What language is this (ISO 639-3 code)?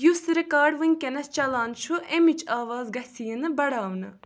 kas